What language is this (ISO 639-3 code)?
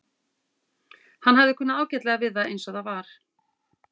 isl